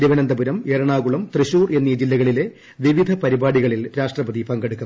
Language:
Malayalam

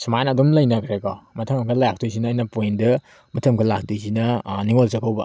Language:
Manipuri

